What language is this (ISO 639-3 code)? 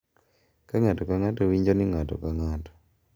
luo